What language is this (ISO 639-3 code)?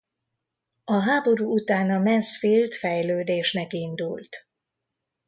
hun